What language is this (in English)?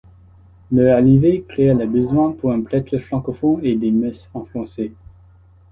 French